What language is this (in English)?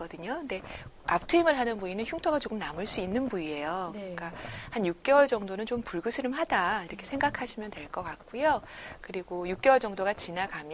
Korean